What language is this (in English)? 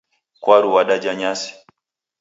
Taita